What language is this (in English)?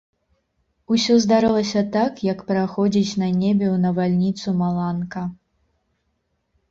Belarusian